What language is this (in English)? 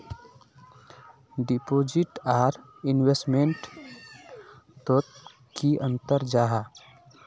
Magahi